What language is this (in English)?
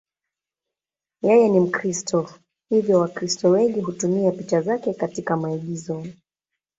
Swahili